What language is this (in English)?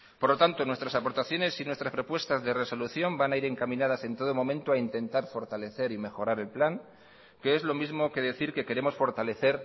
Spanish